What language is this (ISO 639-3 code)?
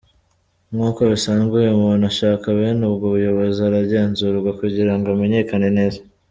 kin